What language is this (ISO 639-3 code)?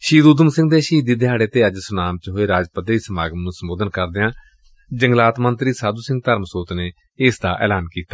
pan